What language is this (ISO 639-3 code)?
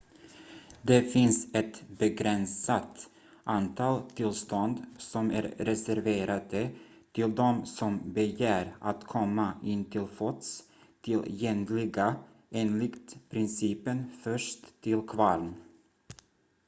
swe